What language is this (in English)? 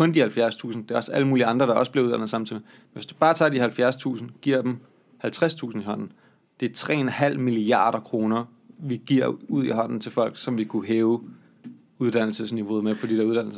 Danish